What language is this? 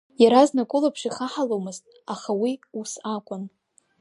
Abkhazian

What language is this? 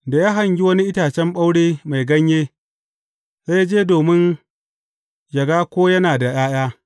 Hausa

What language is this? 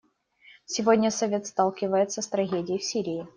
Russian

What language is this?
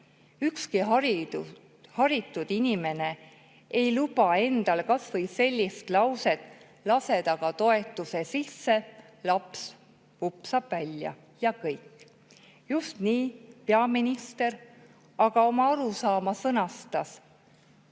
Estonian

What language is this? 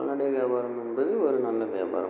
Tamil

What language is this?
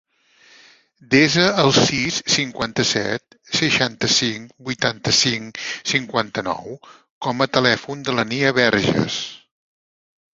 Catalan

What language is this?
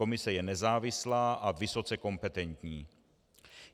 Czech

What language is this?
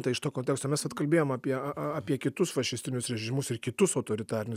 Lithuanian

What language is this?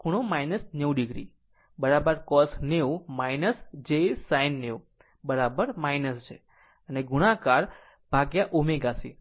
Gujarati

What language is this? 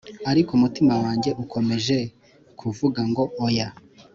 Kinyarwanda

